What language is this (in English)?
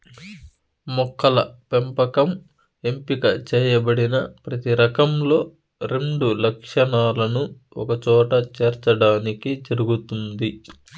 Telugu